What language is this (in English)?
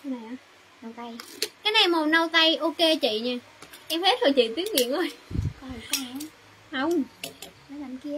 Vietnamese